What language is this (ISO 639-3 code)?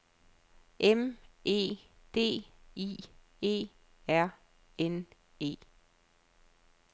dan